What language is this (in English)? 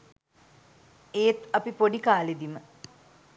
Sinhala